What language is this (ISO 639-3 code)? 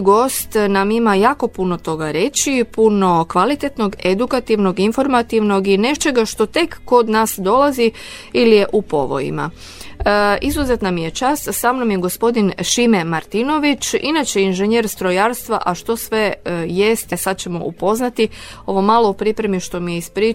hrv